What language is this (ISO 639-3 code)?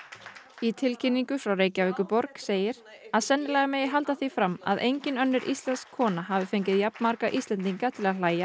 isl